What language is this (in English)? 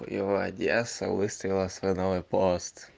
Russian